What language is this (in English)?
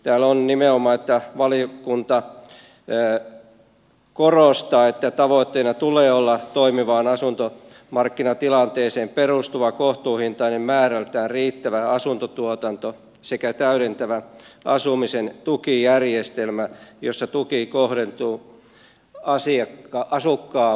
Finnish